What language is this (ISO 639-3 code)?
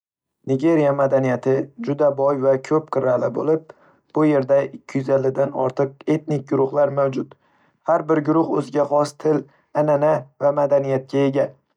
uzb